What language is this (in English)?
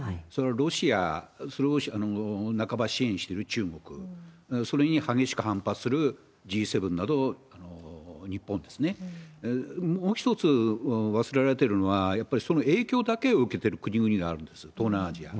Japanese